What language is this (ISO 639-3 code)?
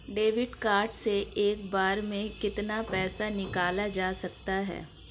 hin